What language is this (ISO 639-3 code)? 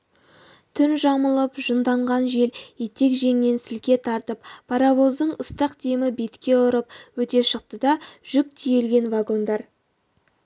kaz